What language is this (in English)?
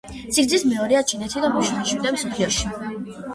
Georgian